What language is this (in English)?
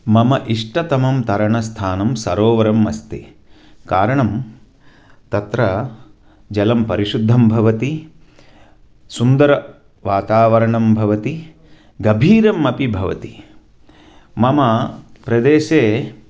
Sanskrit